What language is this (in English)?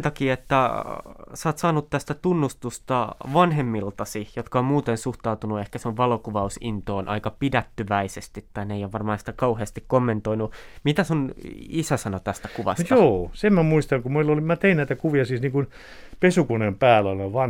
Finnish